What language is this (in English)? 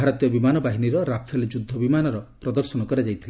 Odia